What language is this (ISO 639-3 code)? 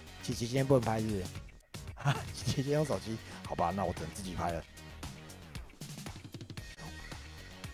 zho